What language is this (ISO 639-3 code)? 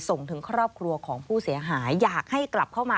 tha